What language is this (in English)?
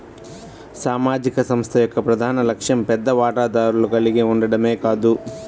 Telugu